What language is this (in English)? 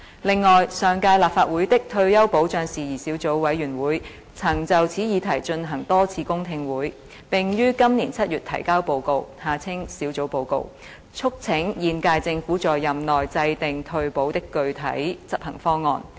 Cantonese